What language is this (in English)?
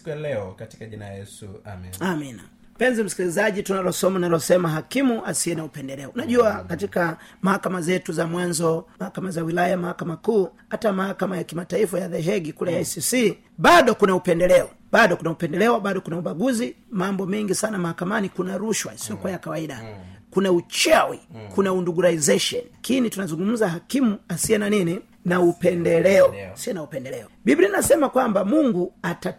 Swahili